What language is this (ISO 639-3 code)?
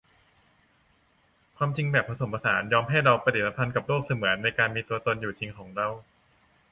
tha